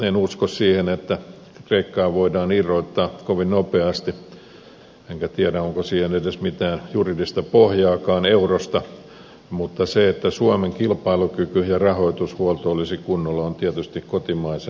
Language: Finnish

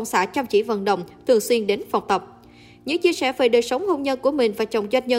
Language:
Vietnamese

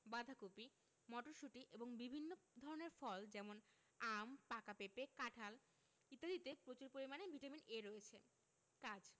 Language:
Bangla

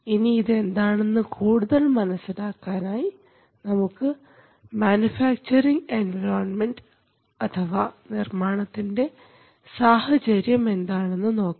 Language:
Malayalam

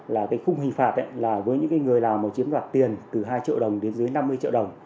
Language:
Vietnamese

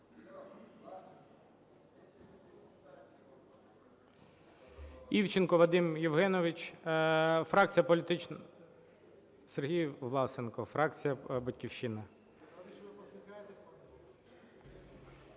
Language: Ukrainian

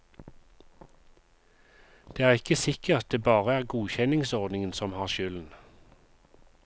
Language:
Norwegian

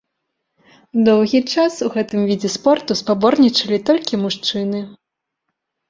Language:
Belarusian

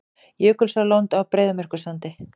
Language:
Icelandic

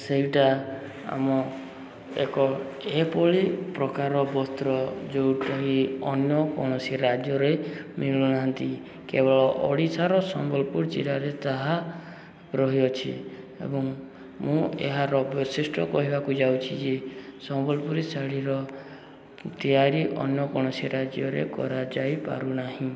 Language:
Odia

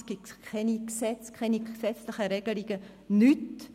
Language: Swiss German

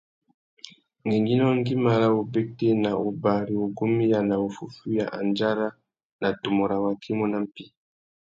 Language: Tuki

